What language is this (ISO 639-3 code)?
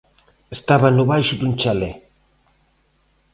glg